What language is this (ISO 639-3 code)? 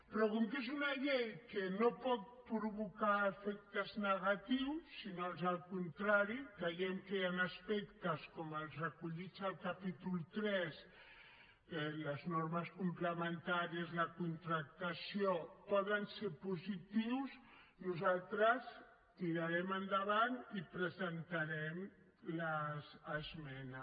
cat